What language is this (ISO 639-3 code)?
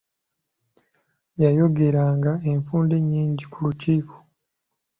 lug